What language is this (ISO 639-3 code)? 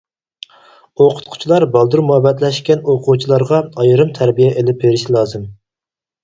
uig